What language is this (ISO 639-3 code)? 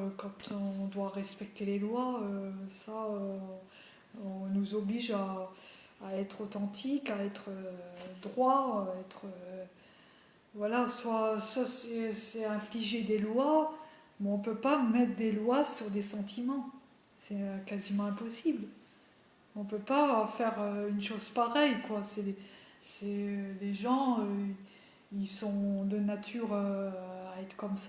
fra